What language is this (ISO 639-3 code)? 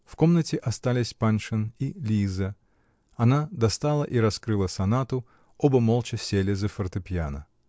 rus